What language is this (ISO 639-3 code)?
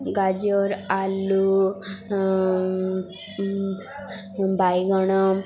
ori